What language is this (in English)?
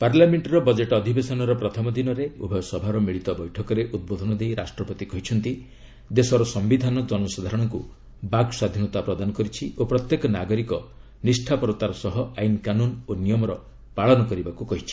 Odia